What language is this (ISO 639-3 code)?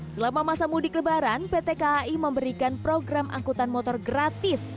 ind